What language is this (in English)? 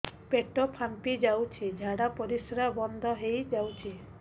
Odia